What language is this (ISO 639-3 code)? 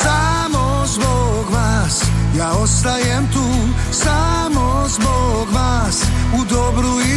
hrv